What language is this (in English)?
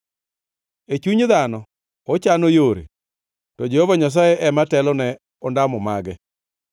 Luo (Kenya and Tanzania)